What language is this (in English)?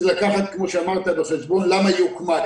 Hebrew